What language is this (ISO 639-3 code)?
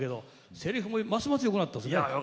jpn